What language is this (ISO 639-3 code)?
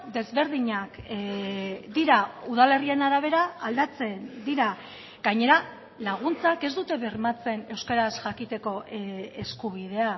eus